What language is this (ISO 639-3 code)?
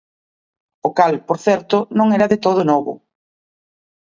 glg